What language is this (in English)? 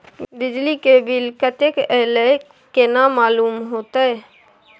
Maithili